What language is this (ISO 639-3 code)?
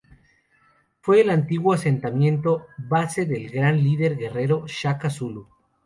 spa